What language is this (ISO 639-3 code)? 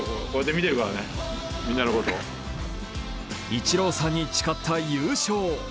jpn